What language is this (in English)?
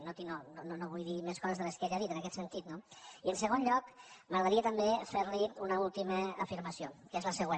Catalan